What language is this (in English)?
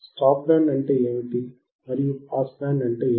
Telugu